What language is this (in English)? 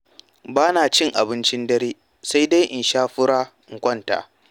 Hausa